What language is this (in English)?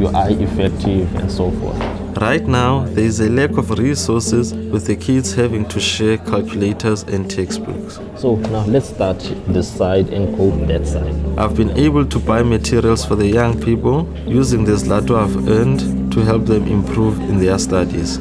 English